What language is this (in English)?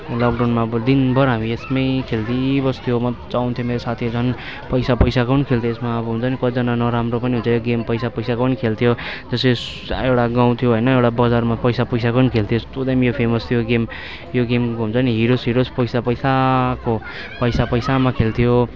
Nepali